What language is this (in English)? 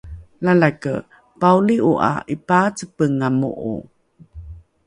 Rukai